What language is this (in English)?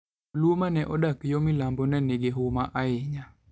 Luo (Kenya and Tanzania)